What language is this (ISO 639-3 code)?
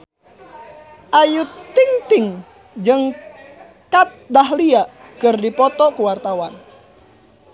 sun